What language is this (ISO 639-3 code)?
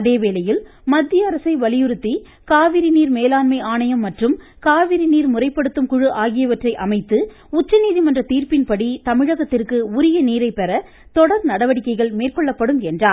tam